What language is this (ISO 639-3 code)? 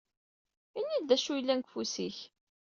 kab